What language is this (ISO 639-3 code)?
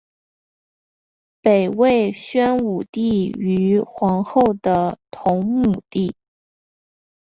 zho